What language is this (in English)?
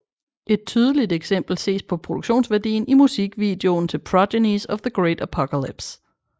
Danish